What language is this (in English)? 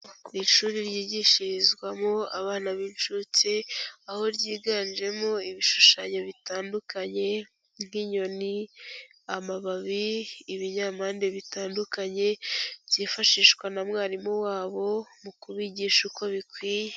Kinyarwanda